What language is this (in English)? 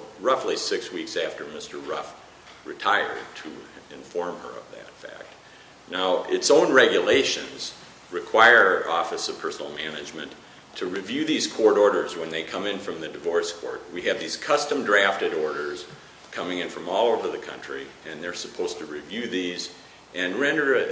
English